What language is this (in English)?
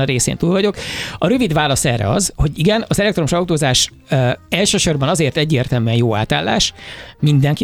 Hungarian